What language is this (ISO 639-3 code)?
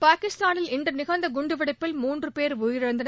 tam